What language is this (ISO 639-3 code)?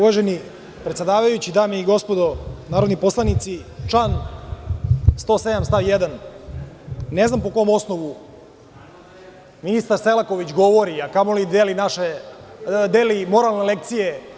srp